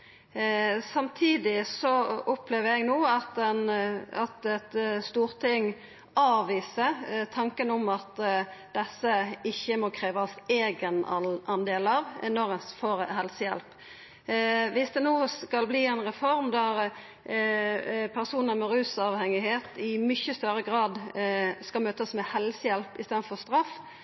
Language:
Norwegian Nynorsk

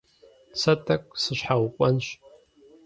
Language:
Kabardian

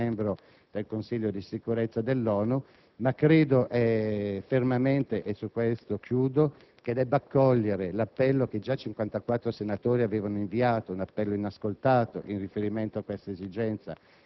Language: Italian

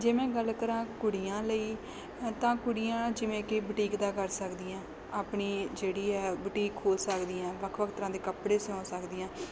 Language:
Punjabi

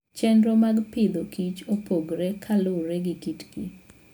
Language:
Luo (Kenya and Tanzania)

